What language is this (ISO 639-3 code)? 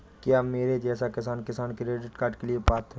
hin